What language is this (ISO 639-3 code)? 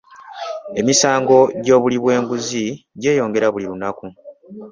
lug